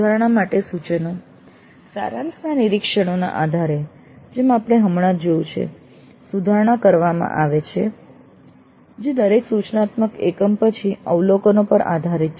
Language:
Gujarati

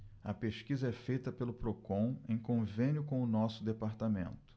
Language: Portuguese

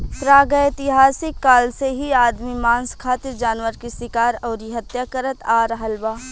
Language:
Bhojpuri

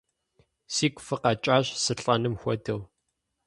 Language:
Kabardian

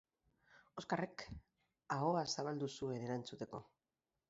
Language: Basque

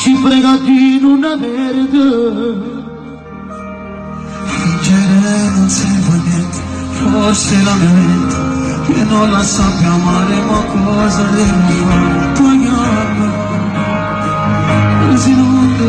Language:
Romanian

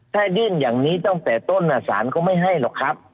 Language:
Thai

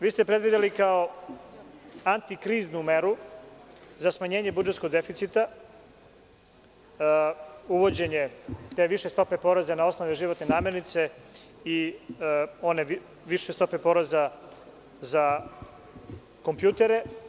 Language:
Serbian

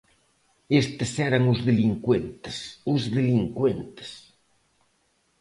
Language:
Galician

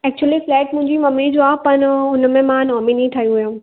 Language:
Sindhi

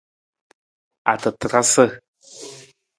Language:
Nawdm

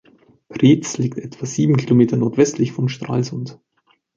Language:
German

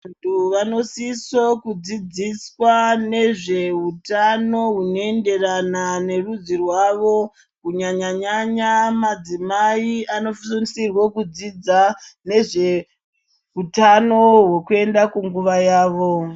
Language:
Ndau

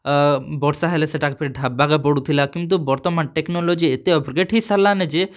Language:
Odia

